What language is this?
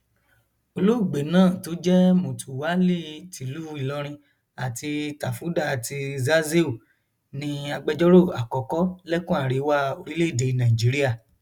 Yoruba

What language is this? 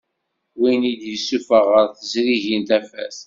Kabyle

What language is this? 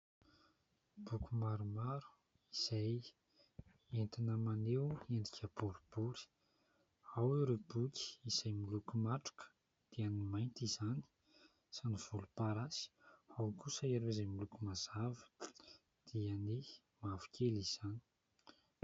Malagasy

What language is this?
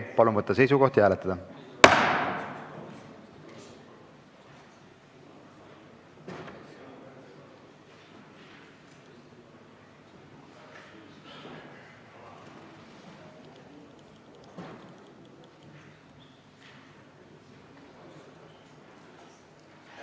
Estonian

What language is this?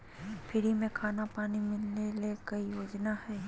Magahi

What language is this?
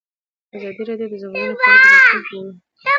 Pashto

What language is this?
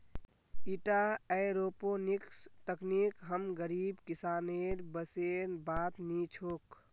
Magahi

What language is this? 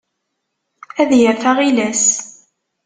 Kabyle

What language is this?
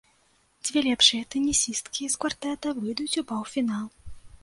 Belarusian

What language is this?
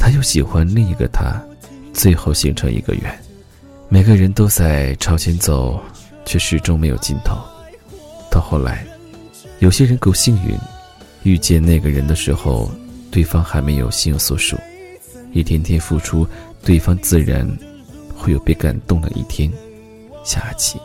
Chinese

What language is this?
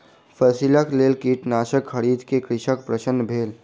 Maithili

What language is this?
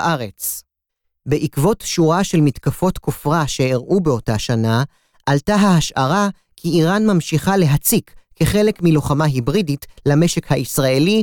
Hebrew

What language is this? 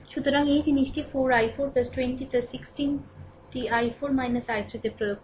Bangla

